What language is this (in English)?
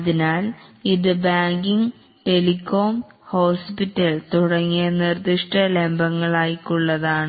Malayalam